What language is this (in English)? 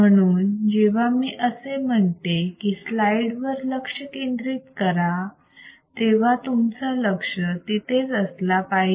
Marathi